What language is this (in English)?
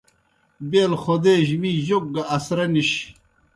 Kohistani Shina